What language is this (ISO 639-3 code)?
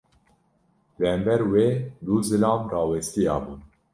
kur